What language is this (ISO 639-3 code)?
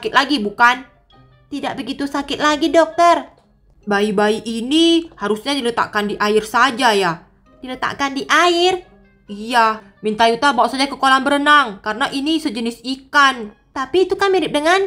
ind